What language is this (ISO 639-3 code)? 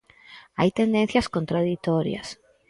glg